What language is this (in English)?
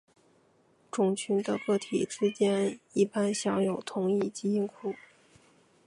Chinese